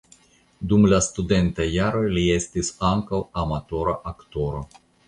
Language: Esperanto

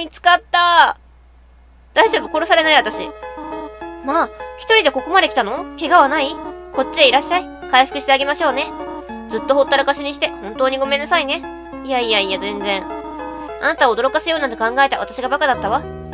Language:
Japanese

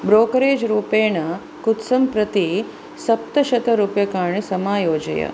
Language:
Sanskrit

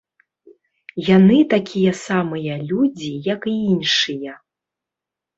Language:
Belarusian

